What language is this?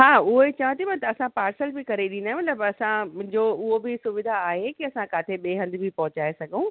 Sindhi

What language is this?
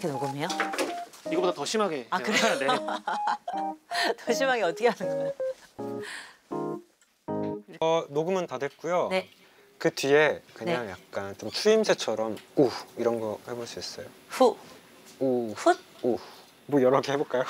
Korean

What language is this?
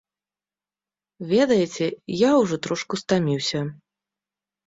Belarusian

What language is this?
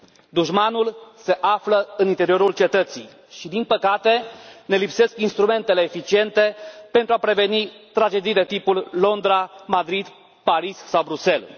Romanian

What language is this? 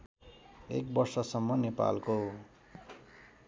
Nepali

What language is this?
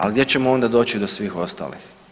Croatian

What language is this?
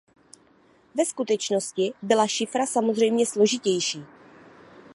Czech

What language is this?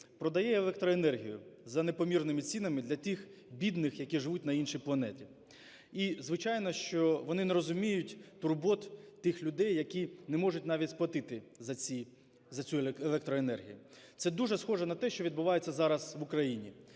Ukrainian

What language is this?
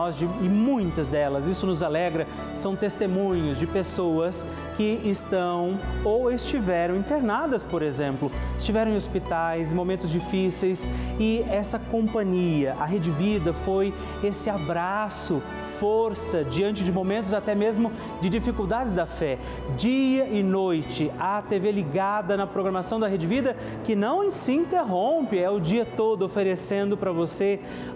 Portuguese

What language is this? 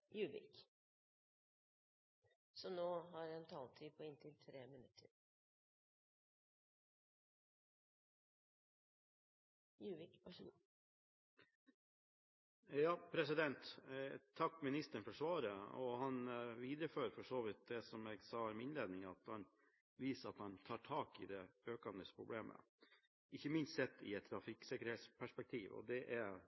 Norwegian Bokmål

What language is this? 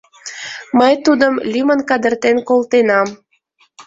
Mari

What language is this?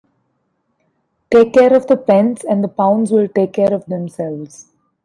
English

